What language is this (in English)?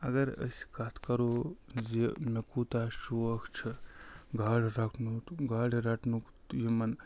Kashmiri